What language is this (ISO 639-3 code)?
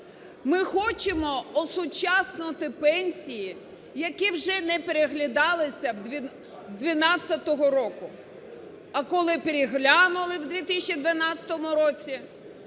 ukr